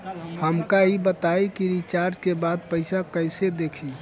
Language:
Bhojpuri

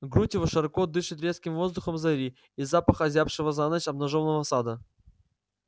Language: Russian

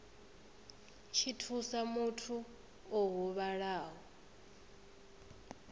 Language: Venda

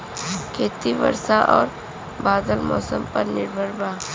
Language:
Bhojpuri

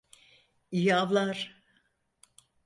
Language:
Turkish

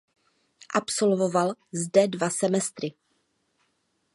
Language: Czech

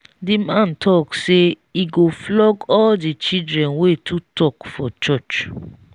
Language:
Nigerian Pidgin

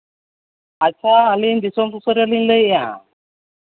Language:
Santali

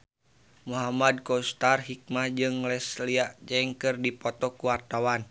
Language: Sundanese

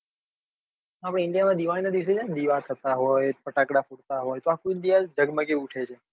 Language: Gujarati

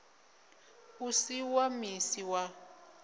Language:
Venda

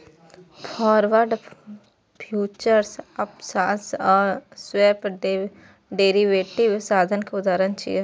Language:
Maithili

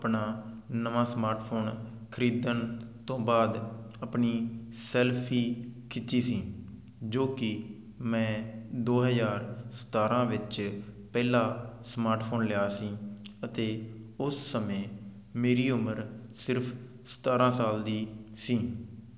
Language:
Punjabi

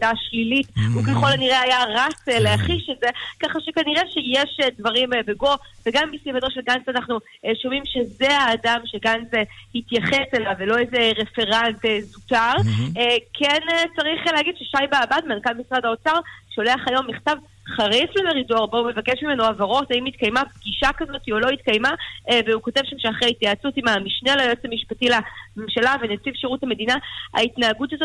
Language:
Hebrew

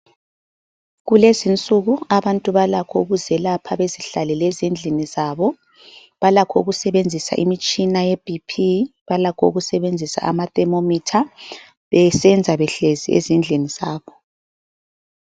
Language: North Ndebele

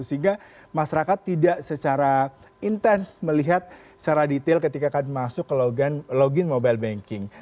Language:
Indonesian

